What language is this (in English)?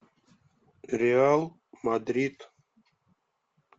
Russian